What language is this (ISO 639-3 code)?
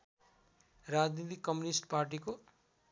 nep